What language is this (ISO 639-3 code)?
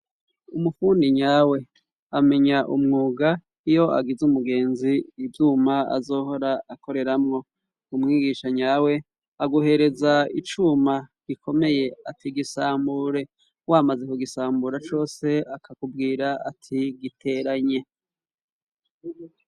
run